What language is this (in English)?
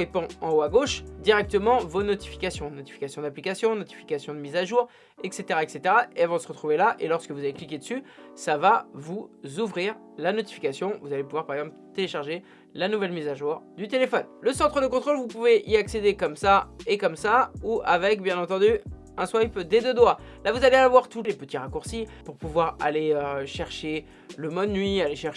French